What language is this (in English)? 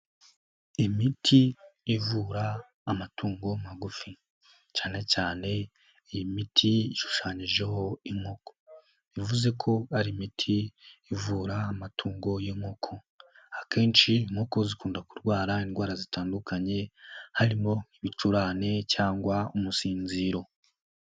Kinyarwanda